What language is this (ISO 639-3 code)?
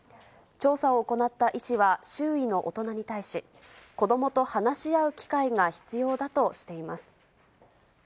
jpn